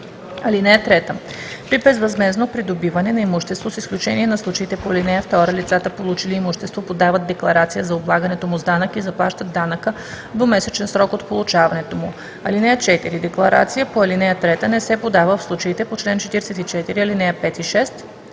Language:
Bulgarian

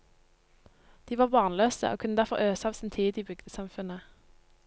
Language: Norwegian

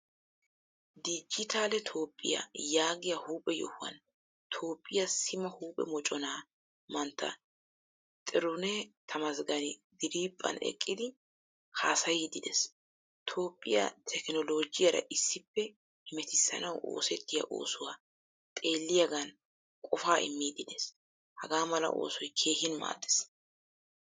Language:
Wolaytta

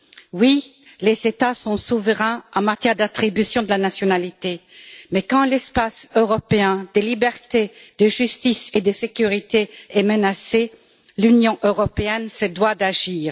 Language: French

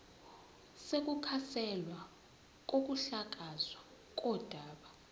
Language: Zulu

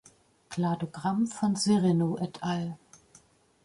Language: German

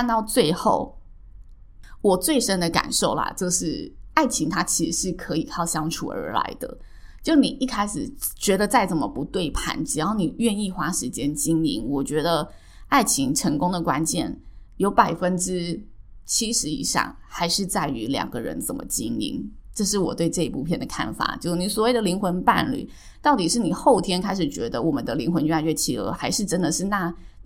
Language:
Chinese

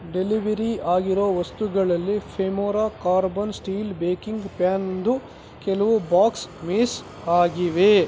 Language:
Kannada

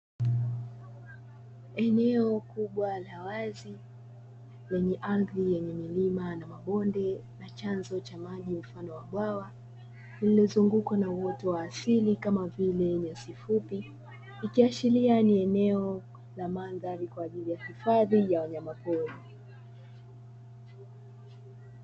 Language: Swahili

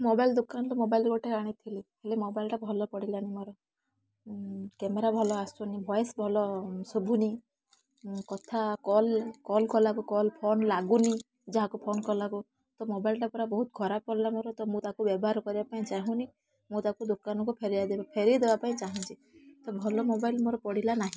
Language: Odia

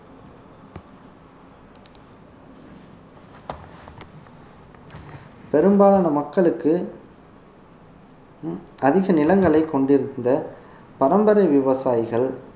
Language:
Tamil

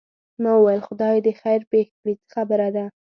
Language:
Pashto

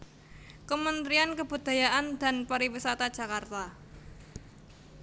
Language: Javanese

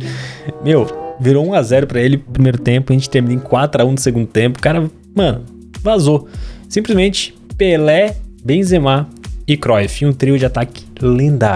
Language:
Portuguese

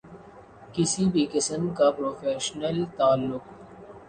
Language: Urdu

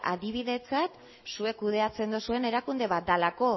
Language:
Basque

